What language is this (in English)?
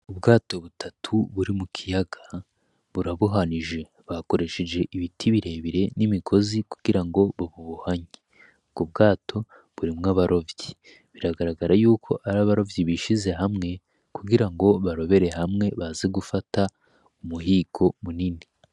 Rundi